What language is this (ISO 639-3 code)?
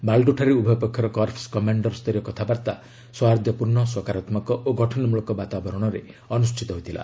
ori